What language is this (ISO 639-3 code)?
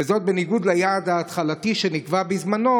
heb